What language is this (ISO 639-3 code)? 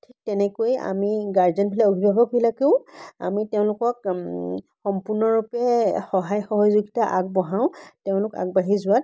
asm